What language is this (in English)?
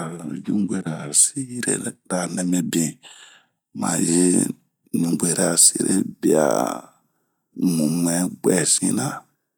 Bomu